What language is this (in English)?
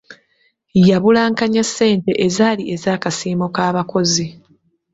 Ganda